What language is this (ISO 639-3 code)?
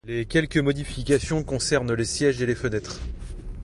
fra